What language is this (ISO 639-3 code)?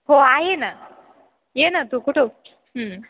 mar